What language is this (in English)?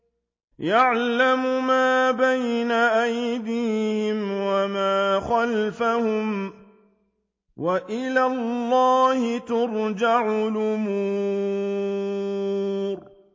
Arabic